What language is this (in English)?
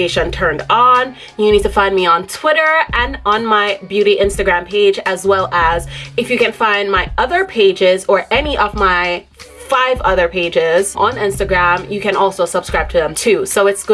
English